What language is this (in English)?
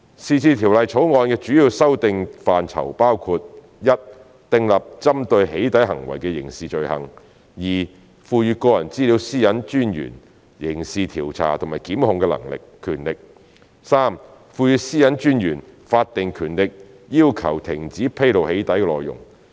Cantonese